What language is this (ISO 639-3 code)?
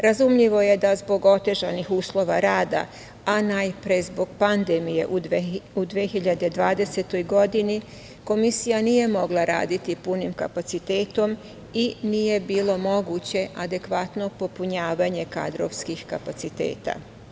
srp